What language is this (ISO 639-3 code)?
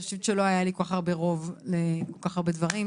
heb